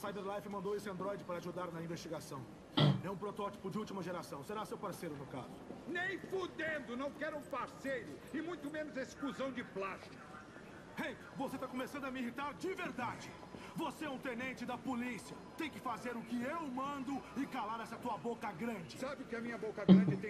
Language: Portuguese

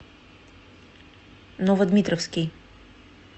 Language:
Russian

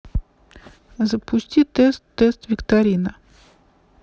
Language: Russian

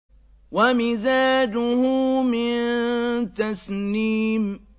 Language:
Arabic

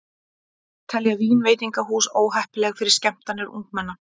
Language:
Icelandic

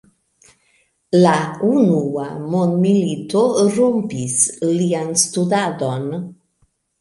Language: Esperanto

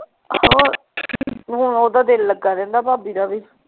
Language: Punjabi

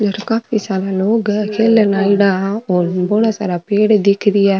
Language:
Rajasthani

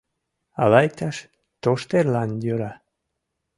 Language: Mari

